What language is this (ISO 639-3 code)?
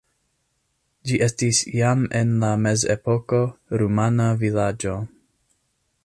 epo